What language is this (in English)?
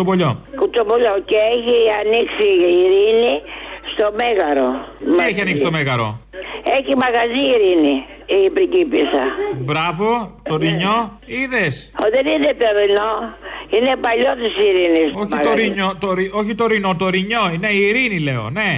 Greek